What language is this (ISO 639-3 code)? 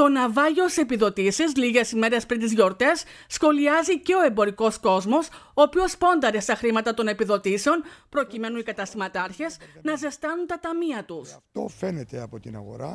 ell